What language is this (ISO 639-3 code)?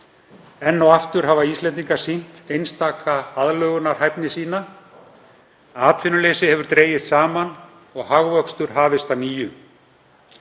isl